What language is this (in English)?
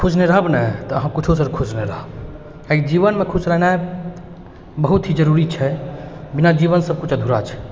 Maithili